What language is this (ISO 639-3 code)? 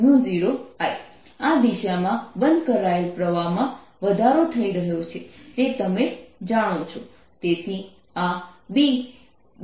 guj